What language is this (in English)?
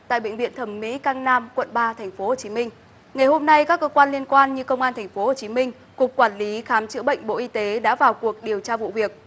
Vietnamese